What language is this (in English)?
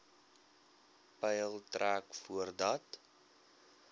Afrikaans